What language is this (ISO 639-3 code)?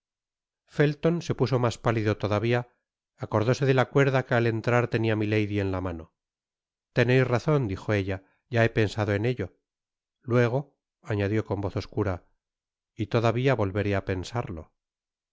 spa